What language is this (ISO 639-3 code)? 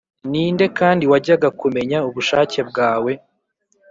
kin